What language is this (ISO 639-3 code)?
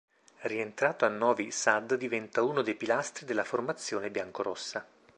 ita